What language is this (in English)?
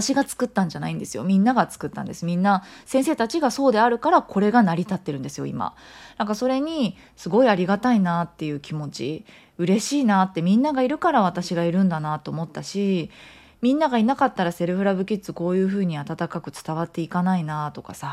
Japanese